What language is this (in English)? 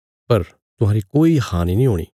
Bilaspuri